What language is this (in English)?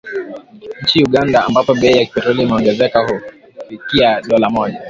Swahili